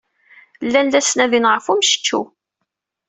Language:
Kabyle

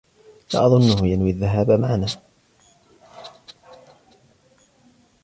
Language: Arabic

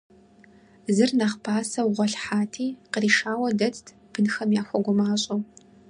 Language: Kabardian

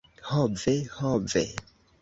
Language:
Esperanto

